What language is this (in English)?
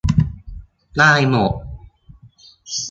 Thai